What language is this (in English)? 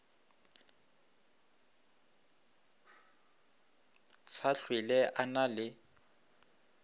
Northern Sotho